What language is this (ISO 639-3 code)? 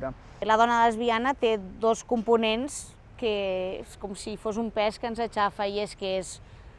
cat